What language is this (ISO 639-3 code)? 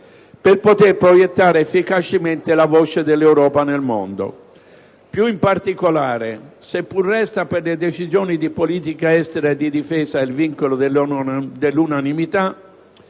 ita